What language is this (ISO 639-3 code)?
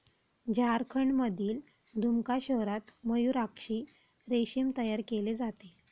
mar